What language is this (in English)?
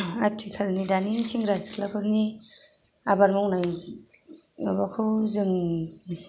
Bodo